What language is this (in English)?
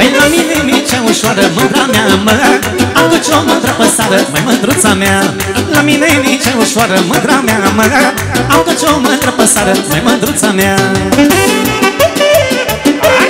Romanian